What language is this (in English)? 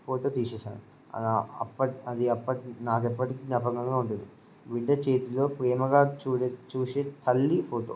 Telugu